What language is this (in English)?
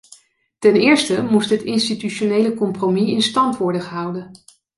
Dutch